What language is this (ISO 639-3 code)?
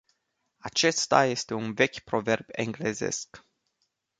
ron